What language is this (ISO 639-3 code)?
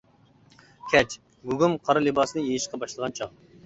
uig